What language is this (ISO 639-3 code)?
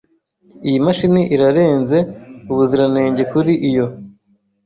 kin